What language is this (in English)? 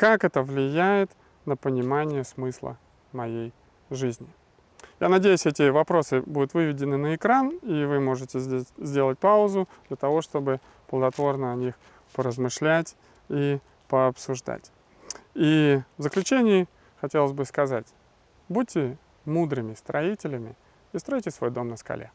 Russian